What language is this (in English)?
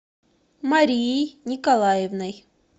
Russian